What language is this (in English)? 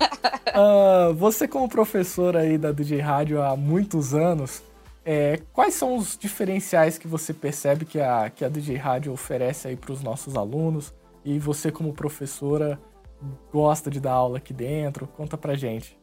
Portuguese